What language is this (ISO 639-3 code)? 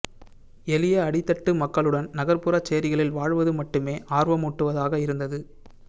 tam